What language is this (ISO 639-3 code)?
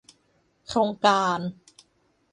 tha